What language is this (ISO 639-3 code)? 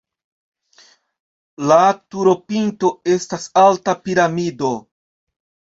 epo